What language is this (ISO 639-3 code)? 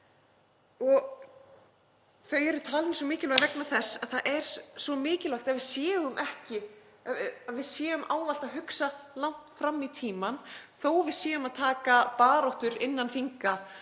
isl